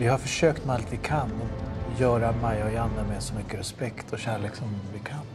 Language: Swedish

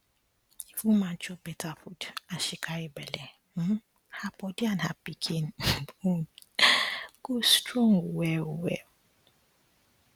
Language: Nigerian Pidgin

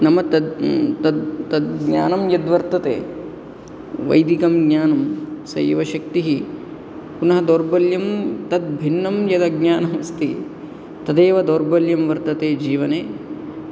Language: Sanskrit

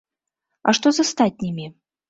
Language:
Belarusian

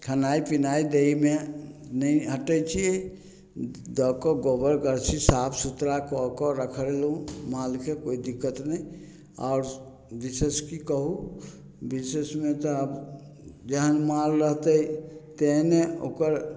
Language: Maithili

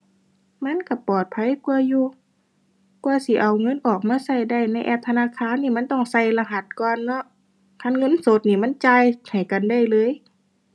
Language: Thai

